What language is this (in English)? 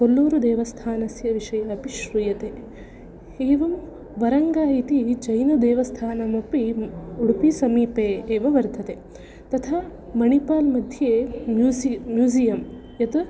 Sanskrit